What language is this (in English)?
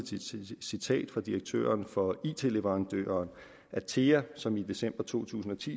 Danish